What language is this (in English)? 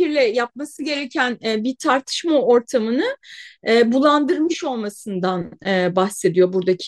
Turkish